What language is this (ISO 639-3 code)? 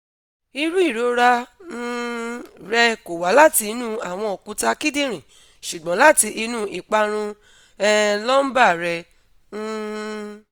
yor